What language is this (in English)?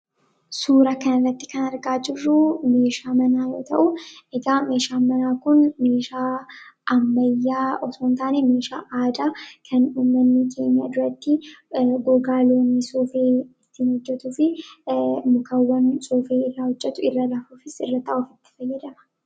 Oromo